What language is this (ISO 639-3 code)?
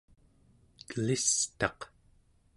esu